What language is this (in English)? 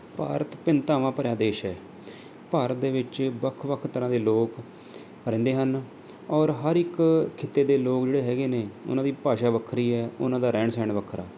Punjabi